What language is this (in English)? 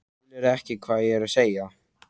Icelandic